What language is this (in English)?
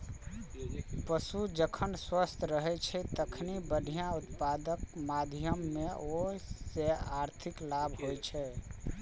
Maithili